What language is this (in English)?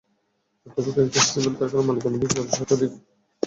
Bangla